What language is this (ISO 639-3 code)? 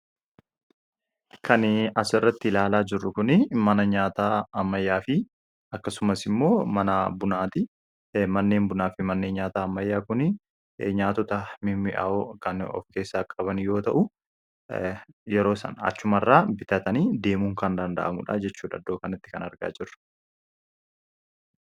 orm